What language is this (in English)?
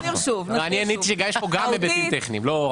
Hebrew